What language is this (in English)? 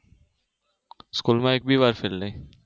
Gujarati